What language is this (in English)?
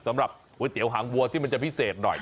Thai